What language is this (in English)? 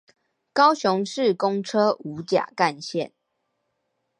Chinese